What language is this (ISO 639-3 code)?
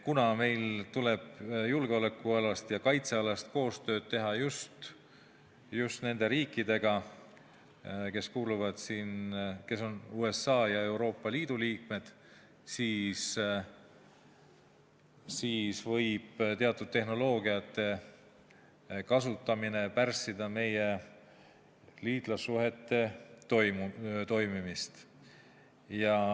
est